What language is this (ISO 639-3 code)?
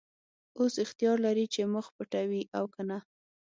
pus